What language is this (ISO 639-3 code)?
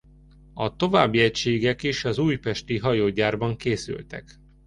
hun